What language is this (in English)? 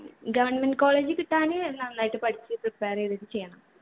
Malayalam